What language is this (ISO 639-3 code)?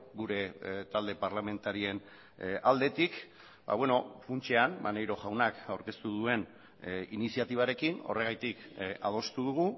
eus